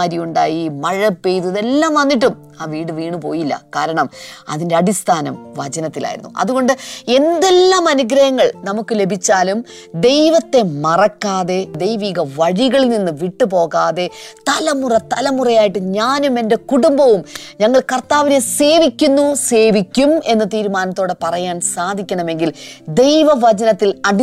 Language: Malayalam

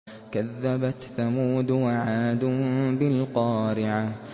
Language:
Arabic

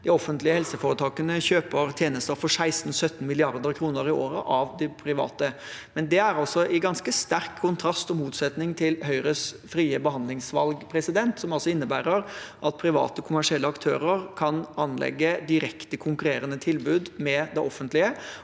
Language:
Norwegian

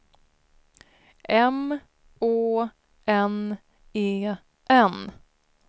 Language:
Swedish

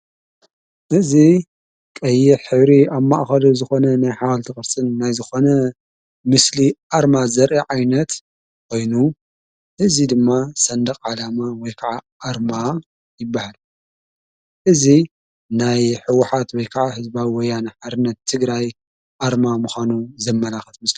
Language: Tigrinya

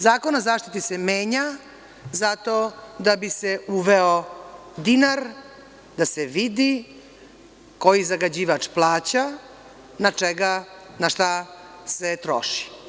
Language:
Serbian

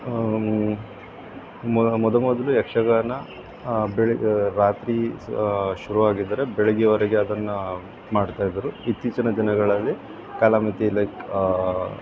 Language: Kannada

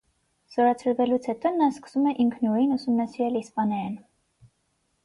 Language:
Armenian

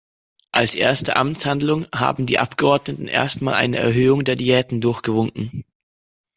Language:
German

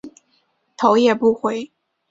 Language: Chinese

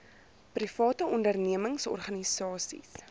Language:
Afrikaans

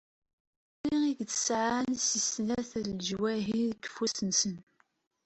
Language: Kabyle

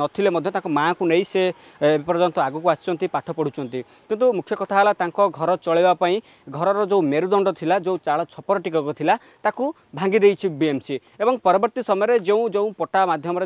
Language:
Hindi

